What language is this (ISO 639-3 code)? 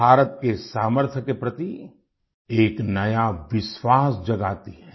hin